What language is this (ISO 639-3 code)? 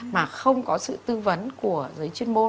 vie